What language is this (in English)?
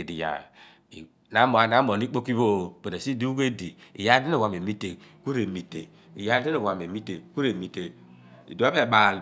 Abua